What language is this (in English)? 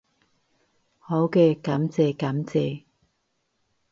Cantonese